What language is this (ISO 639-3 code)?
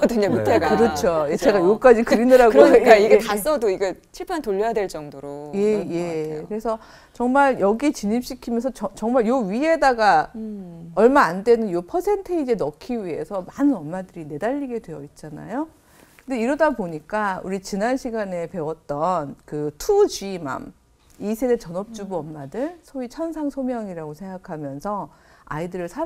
kor